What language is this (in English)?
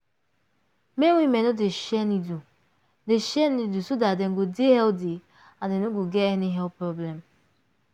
Nigerian Pidgin